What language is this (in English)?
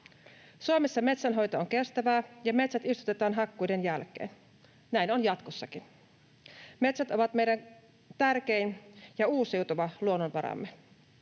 Finnish